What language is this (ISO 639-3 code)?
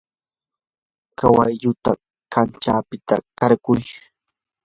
qur